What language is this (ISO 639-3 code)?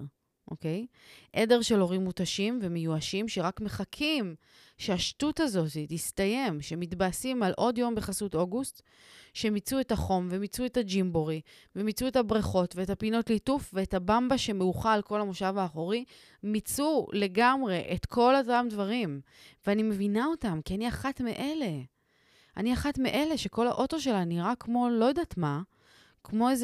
heb